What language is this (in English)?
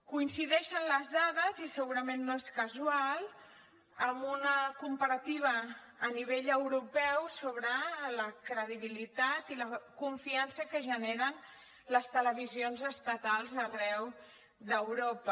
Catalan